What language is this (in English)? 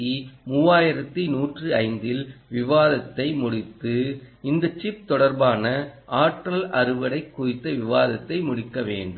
Tamil